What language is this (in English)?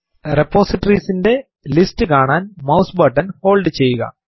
Malayalam